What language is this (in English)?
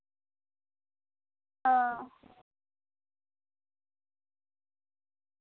Santali